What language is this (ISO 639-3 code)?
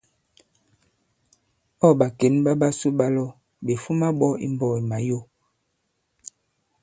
abb